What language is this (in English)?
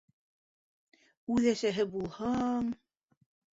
Bashkir